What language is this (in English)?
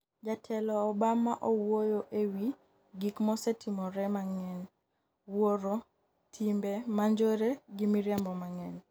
Luo (Kenya and Tanzania)